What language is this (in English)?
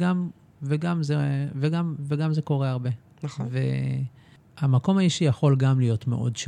Hebrew